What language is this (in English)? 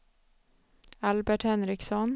Swedish